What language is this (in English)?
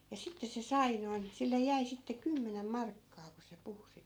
Finnish